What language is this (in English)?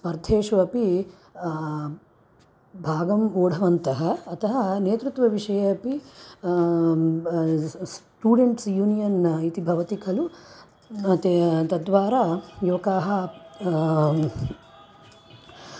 Sanskrit